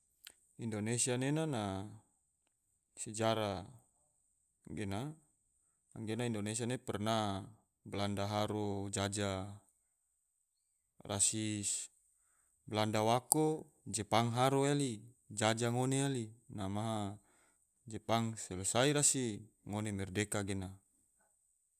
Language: Tidore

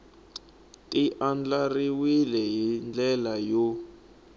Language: Tsonga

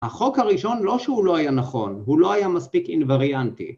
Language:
Hebrew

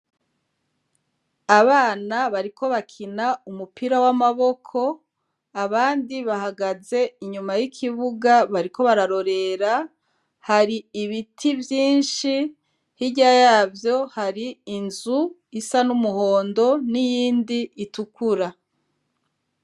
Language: Rundi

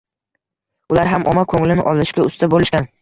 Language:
Uzbek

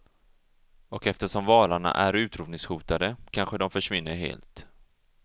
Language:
Swedish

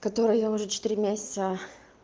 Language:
Russian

